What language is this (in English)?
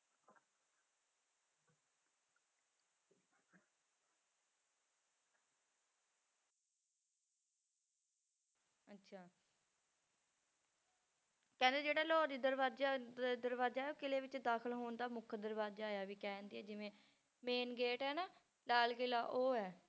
Punjabi